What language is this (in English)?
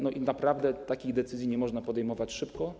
Polish